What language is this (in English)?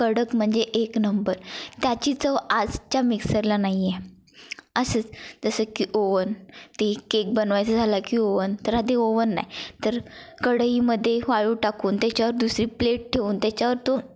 Marathi